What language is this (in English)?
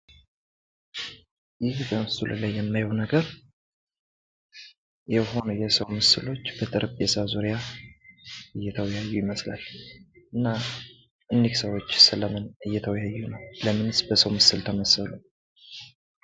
Amharic